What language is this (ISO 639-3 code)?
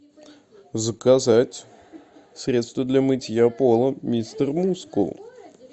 rus